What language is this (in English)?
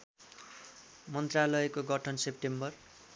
Nepali